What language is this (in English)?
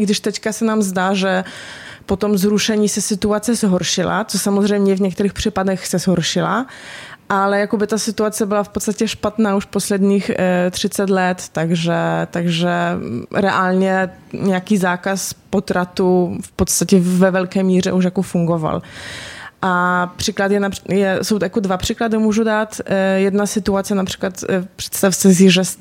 Czech